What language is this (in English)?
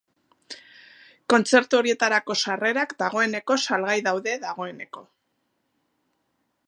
Basque